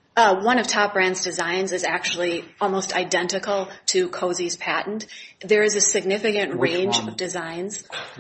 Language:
English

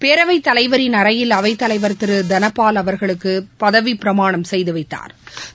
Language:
Tamil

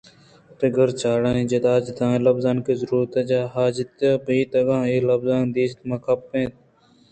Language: Eastern Balochi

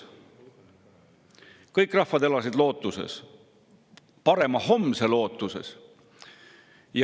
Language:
Estonian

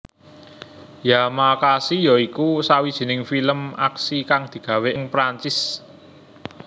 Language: Javanese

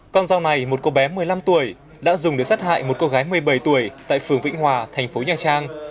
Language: Vietnamese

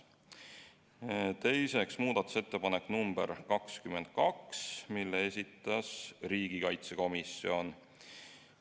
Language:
Estonian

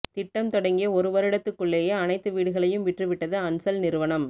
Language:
Tamil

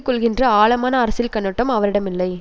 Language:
Tamil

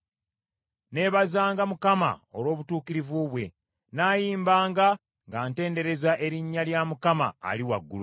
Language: Ganda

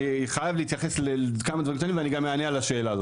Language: Hebrew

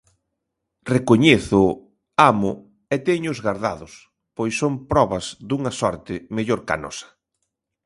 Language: Galician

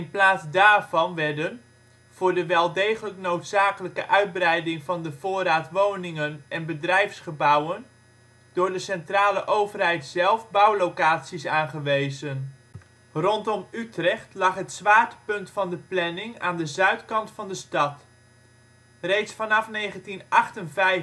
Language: Dutch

